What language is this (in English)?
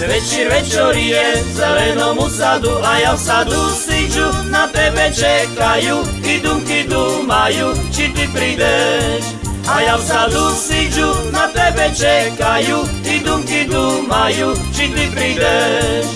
Slovak